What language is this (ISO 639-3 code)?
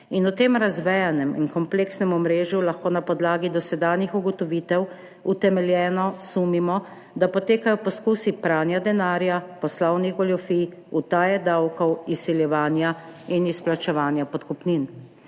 slv